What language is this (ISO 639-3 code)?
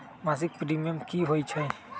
mag